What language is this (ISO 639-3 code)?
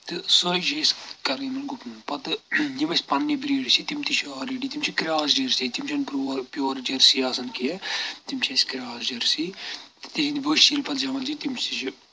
kas